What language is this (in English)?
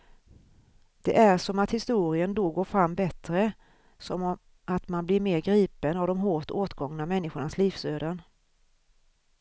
Swedish